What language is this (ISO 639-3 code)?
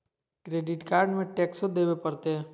mag